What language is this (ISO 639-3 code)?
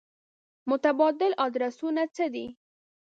pus